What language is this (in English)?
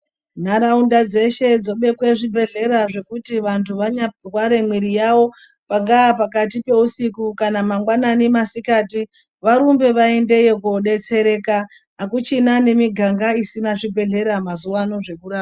Ndau